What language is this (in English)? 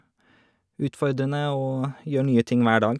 Norwegian